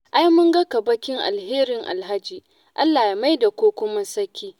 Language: Hausa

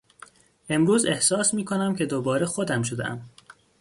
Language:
Persian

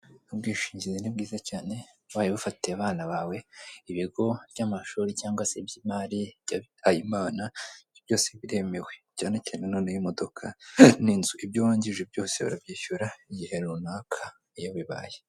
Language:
Kinyarwanda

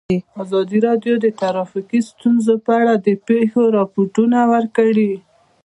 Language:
Pashto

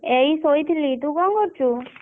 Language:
Odia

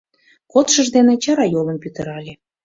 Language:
Mari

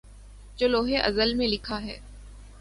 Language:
Urdu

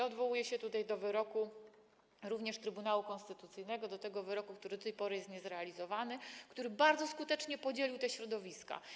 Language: Polish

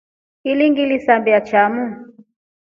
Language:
Rombo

